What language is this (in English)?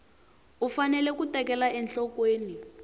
Tsonga